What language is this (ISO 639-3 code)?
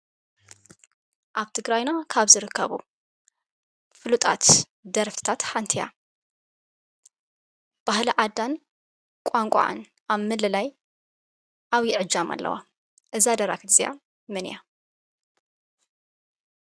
tir